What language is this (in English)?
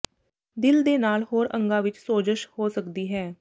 Punjabi